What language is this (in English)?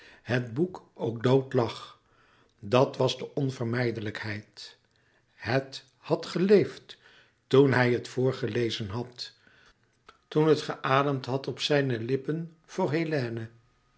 Dutch